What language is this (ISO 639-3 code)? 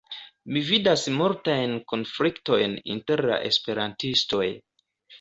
epo